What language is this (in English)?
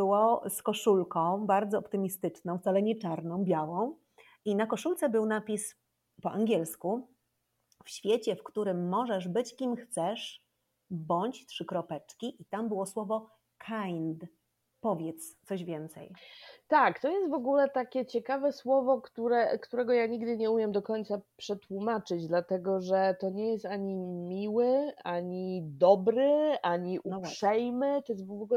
Polish